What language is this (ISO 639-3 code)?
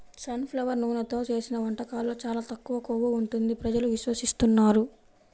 tel